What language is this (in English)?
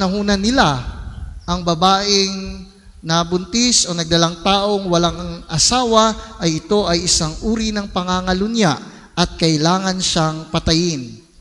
Filipino